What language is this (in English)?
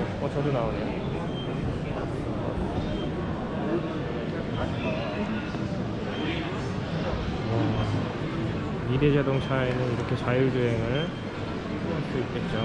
Korean